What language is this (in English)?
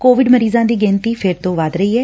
Punjabi